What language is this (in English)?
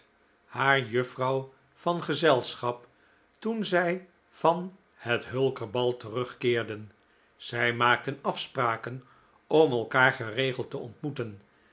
Dutch